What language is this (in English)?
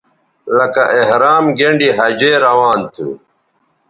Bateri